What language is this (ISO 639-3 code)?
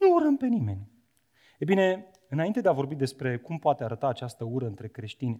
ron